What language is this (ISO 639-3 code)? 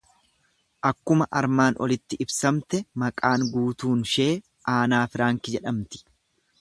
orm